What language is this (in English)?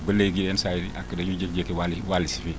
Wolof